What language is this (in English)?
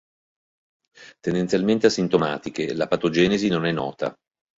Italian